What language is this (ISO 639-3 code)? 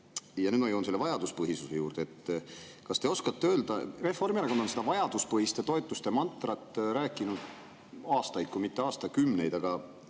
est